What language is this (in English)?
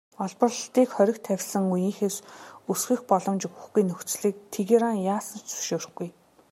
Mongolian